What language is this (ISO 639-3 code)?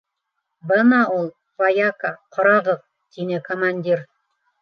bak